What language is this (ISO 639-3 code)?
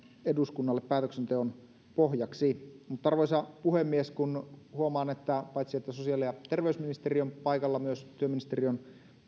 fin